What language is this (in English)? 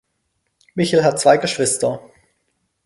German